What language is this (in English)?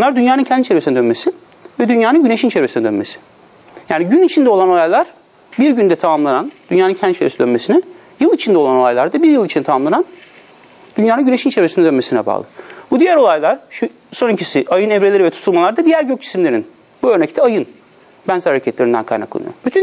Turkish